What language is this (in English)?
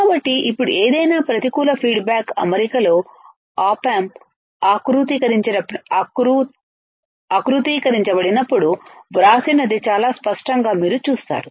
Telugu